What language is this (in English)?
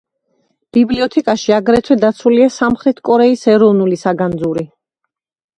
Georgian